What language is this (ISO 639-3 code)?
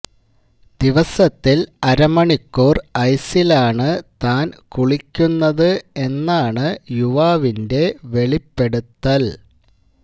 mal